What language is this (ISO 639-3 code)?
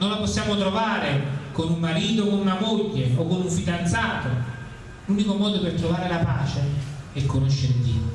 ita